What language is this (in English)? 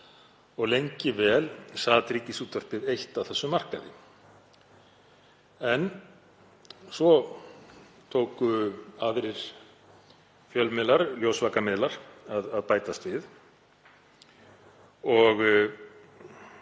Icelandic